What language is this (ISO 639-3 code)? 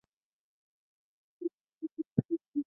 zho